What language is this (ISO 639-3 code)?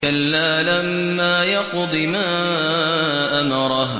ara